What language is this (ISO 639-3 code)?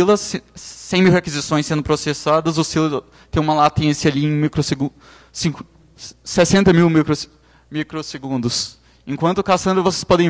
por